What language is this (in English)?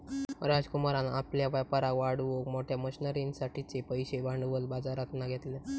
Marathi